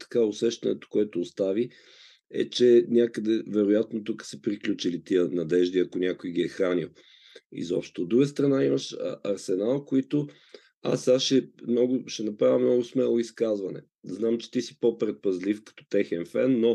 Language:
Bulgarian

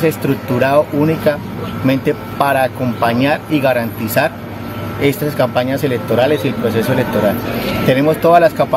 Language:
Spanish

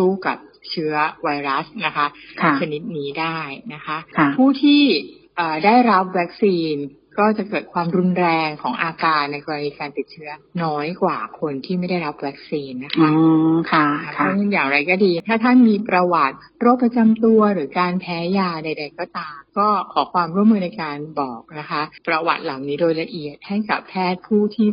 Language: Thai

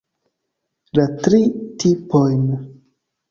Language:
Esperanto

